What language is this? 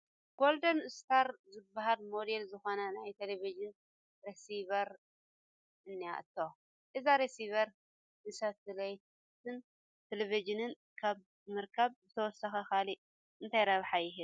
Tigrinya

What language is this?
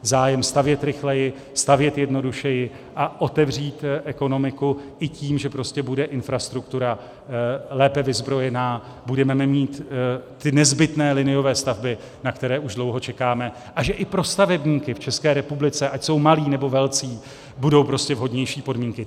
Czech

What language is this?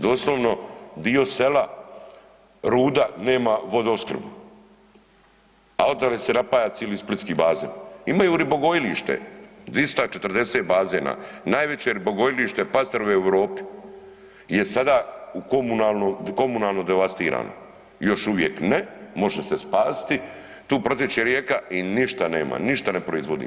Croatian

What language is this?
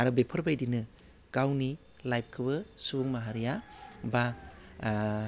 Bodo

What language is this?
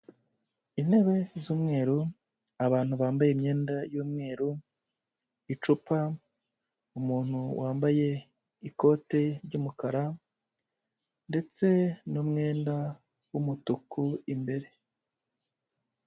Kinyarwanda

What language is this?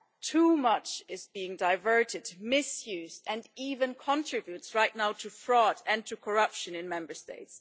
English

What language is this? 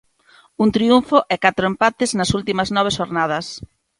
Galician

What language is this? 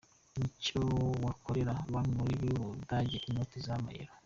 Kinyarwanda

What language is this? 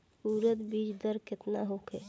Bhojpuri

